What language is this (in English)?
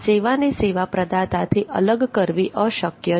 Gujarati